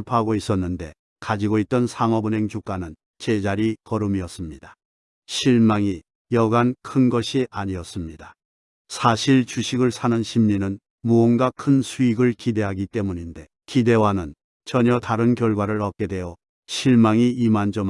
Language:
Korean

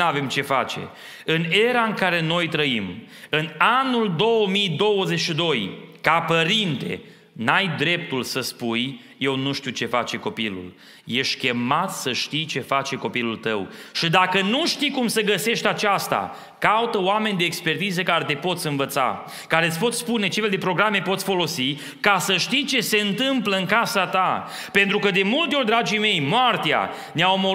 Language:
Romanian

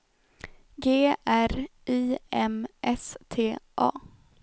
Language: Swedish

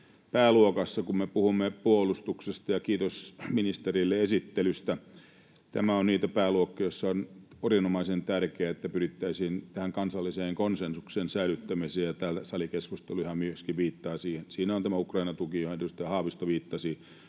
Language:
Finnish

